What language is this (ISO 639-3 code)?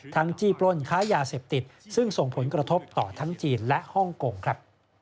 tha